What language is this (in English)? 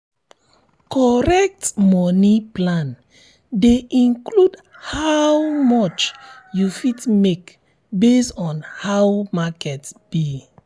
Nigerian Pidgin